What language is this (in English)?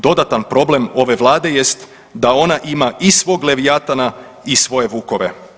Croatian